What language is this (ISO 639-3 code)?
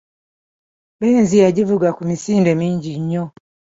lug